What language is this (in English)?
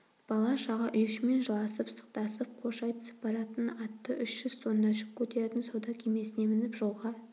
Kazakh